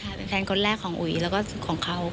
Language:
Thai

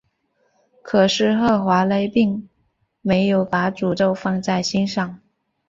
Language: Chinese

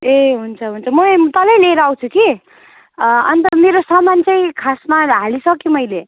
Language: Nepali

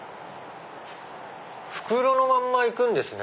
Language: Japanese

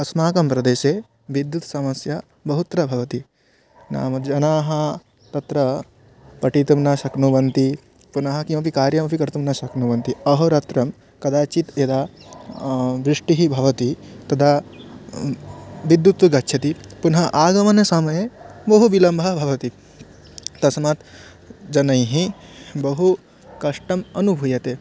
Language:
Sanskrit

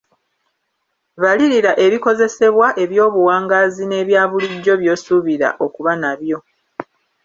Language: Ganda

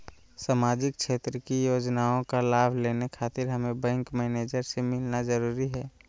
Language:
Magahi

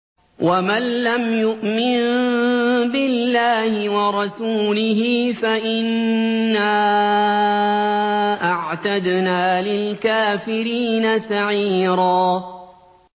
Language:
Arabic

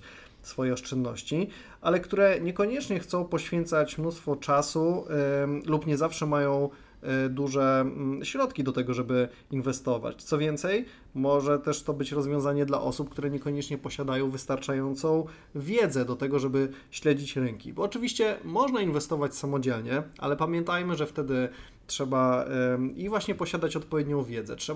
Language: Polish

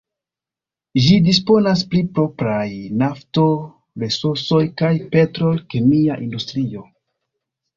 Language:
Esperanto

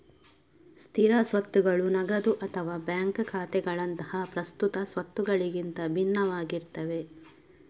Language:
Kannada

